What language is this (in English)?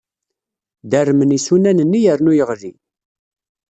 Kabyle